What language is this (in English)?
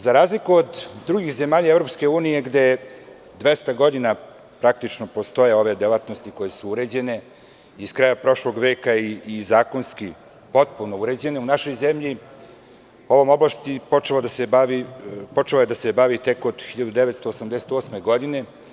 Serbian